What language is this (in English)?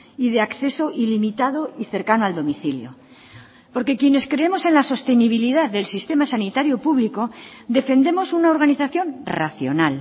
Spanish